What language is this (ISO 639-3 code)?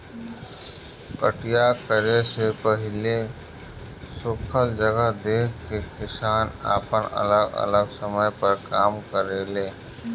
bho